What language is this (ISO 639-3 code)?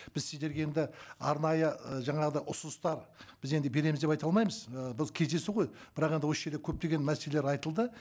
kaz